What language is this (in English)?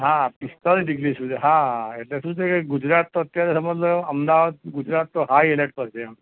Gujarati